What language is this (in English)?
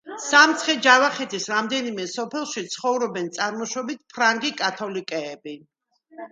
Georgian